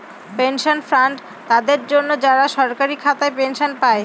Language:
Bangla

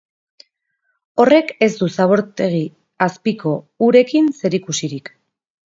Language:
Basque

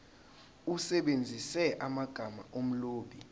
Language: Zulu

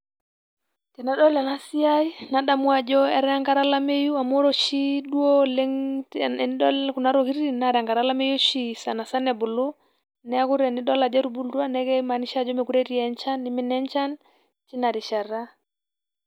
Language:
Masai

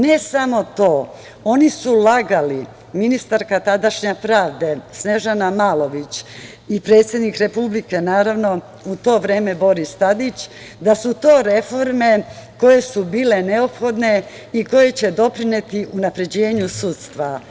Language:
Serbian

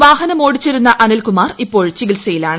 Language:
Malayalam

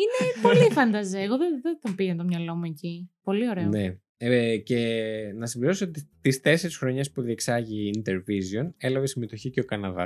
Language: Greek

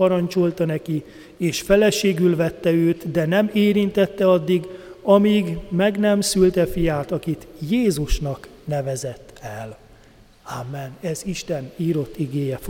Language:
Hungarian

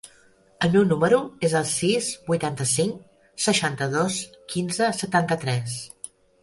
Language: Catalan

